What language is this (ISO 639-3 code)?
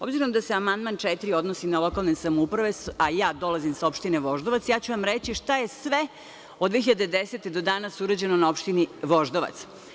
srp